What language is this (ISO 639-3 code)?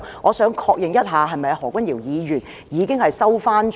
yue